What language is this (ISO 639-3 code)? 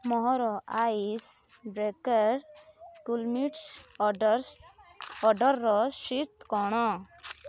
ori